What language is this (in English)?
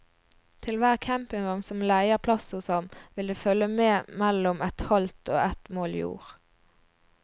Norwegian